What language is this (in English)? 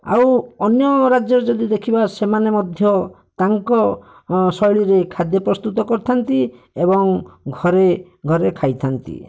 Odia